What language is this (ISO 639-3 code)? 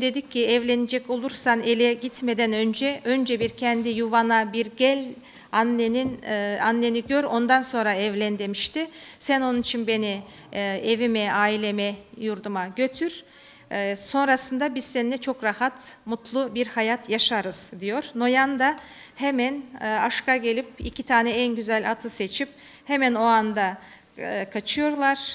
tur